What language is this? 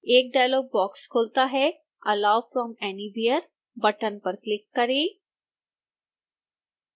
Hindi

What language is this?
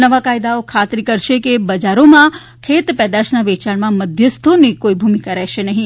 Gujarati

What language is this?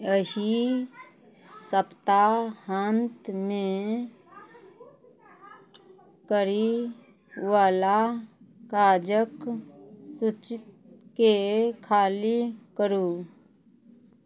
Maithili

